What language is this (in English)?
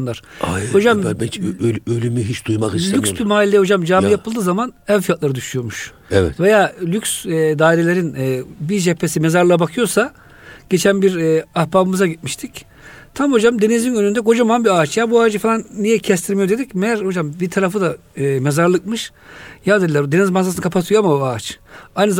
Turkish